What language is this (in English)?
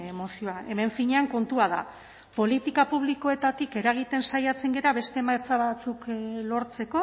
Basque